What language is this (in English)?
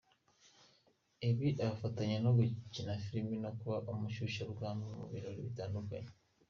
Kinyarwanda